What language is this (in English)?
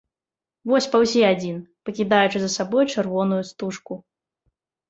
Belarusian